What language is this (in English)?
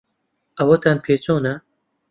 Central Kurdish